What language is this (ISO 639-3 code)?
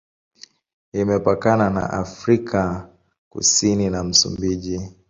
swa